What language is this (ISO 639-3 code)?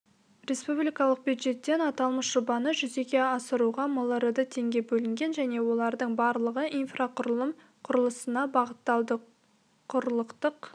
kaz